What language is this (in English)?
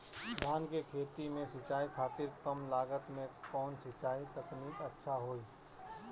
Bhojpuri